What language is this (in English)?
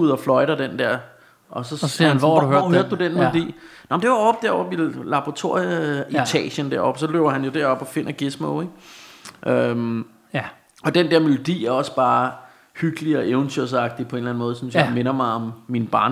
Danish